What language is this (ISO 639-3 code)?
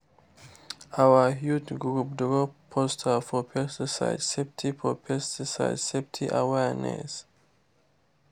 pcm